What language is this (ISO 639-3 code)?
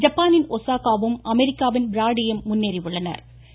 tam